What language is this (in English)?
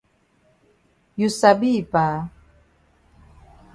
Cameroon Pidgin